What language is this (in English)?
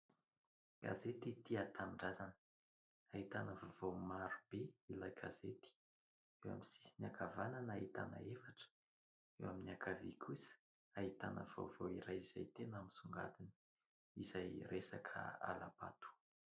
Malagasy